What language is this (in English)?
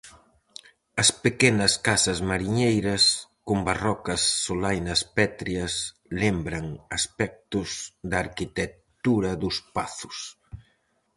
Galician